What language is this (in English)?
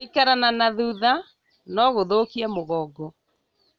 Kikuyu